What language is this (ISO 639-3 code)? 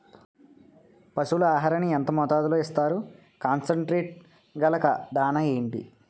tel